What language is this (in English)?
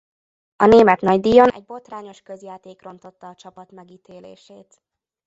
Hungarian